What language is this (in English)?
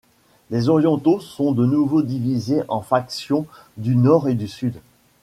French